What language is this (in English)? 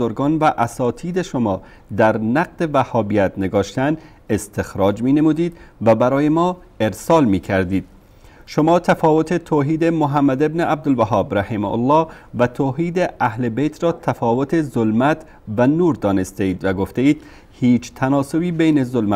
Persian